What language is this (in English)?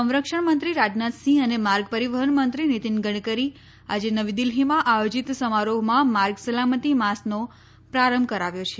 Gujarati